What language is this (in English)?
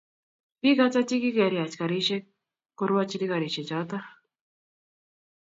Kalenjin